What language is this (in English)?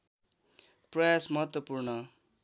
Nepali